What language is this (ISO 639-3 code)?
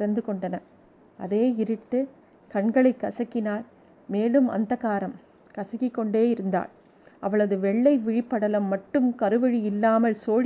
tam